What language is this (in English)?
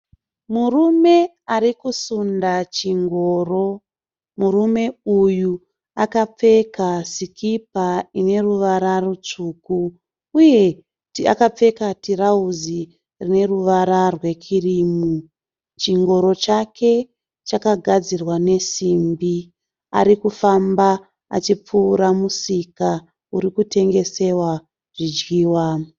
Shona